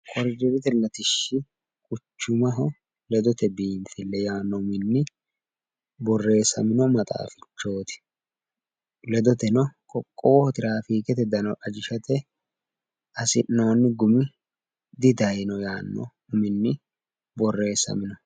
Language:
Sidamo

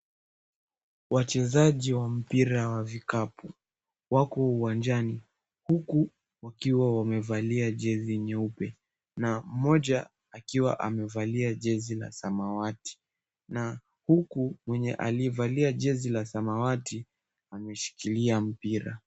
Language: Swahili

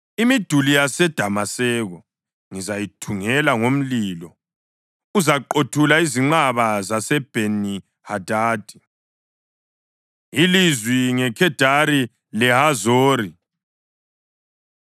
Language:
North Ndebele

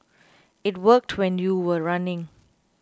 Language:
English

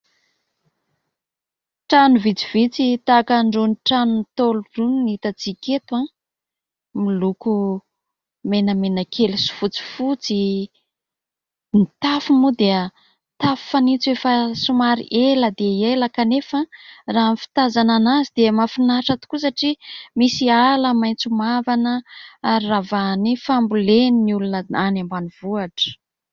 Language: Malagasy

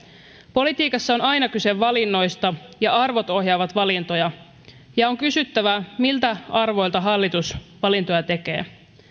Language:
Finnish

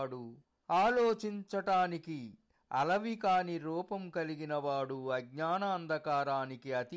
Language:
Telugu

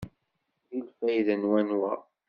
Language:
Kabyle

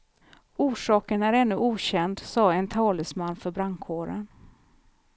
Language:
Swedish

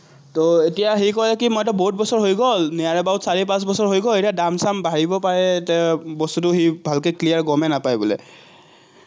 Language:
Assamese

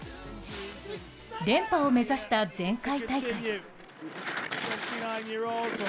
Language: Japanese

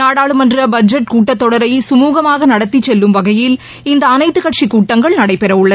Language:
Tamil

